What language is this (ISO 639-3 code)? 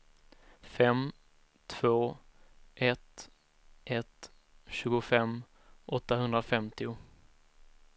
swe